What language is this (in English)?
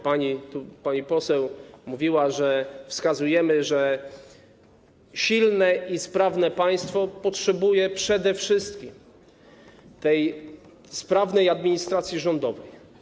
Polish